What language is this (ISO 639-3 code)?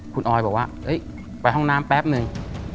tha